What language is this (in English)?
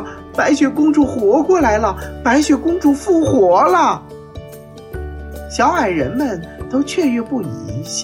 Chinese